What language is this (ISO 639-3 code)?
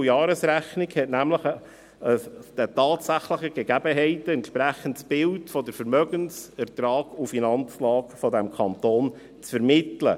gsw